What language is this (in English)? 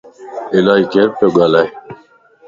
Lasi